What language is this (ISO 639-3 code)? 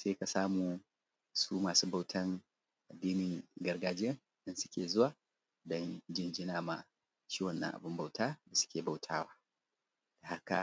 hau